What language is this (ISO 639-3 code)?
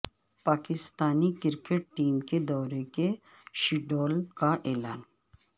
urd